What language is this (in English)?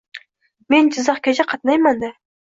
Uzbek